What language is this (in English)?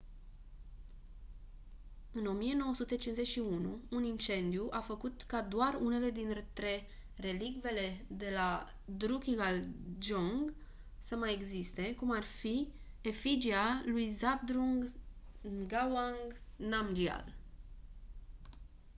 Romanian